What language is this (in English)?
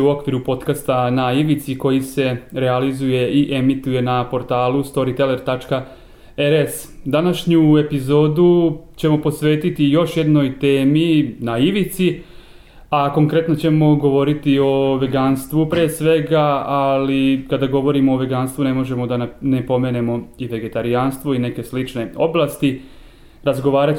Croatian